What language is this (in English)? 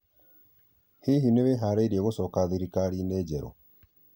Kikuyu